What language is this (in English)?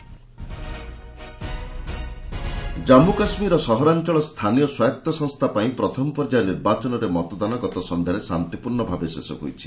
Odia